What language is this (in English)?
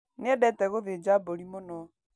Kikuyu